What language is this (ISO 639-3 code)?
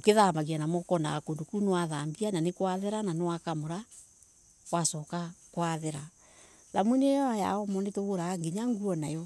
ebu